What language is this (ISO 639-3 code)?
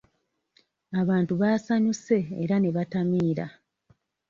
lug